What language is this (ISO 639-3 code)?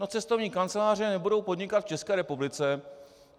ces